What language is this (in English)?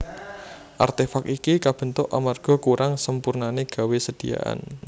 Javanese